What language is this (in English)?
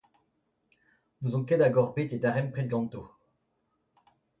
Breton